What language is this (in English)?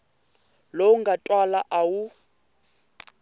Tsonga